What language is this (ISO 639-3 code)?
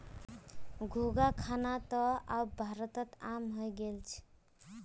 mag